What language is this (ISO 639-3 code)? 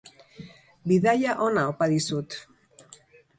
eus